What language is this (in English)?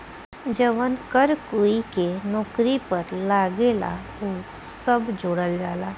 Bhojpuri